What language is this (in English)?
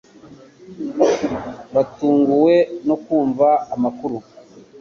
Kinyarwanda